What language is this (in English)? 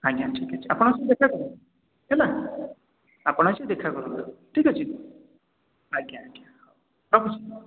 Odia